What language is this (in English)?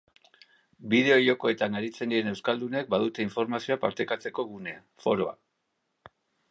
Basque